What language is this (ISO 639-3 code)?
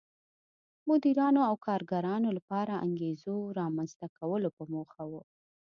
pus